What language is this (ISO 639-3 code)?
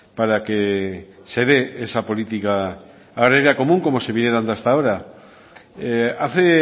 spa